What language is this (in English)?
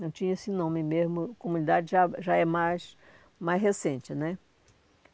Portuguese